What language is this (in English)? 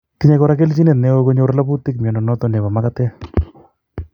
Kalenjin